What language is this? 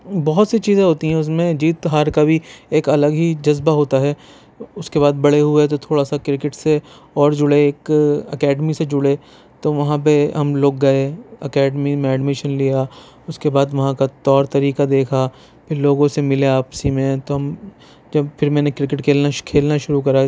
Urdu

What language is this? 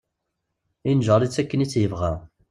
Kabyle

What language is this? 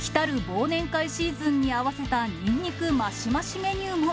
Japanese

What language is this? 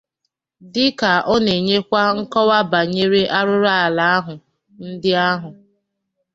Igbo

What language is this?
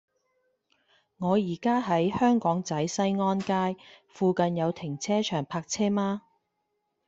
Cantonese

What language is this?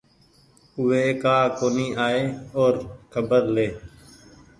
Goaria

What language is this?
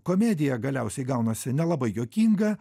Lithuanian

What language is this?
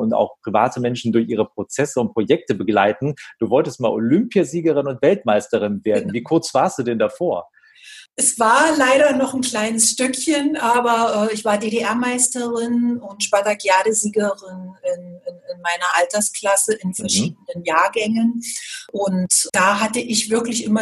German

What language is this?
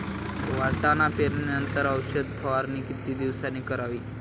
Marathi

